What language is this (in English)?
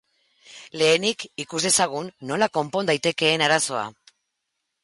Basque